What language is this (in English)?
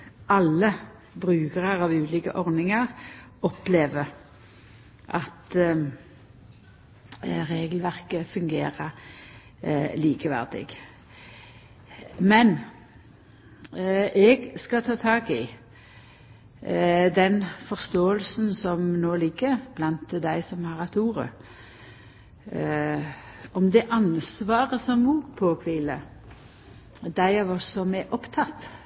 Norwegian Nynorsk